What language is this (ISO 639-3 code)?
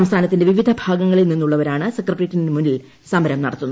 mal